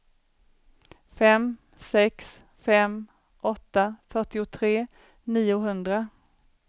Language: Swedish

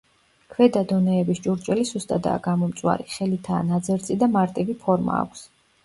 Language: Georgian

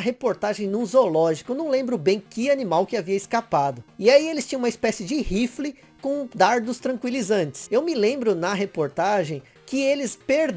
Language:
Portuguese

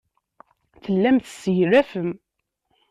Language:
Kabyle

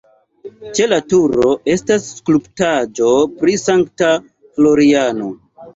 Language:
Esperanto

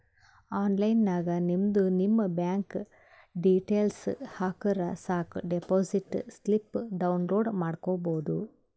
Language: Kannada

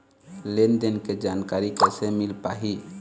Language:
Chhattisgarhi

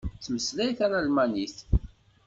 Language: Kabyle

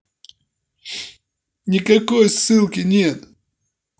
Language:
Russian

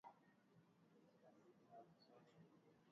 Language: Swahili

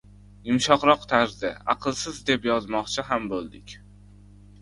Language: Uzbek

